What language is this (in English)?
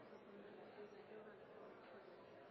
Norwegian Bokmål